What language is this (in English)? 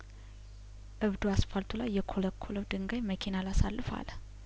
Amharic